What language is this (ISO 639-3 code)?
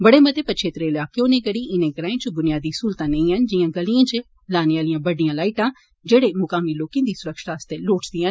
doi